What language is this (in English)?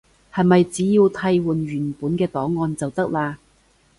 Cantonese